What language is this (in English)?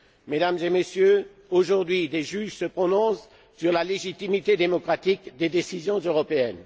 French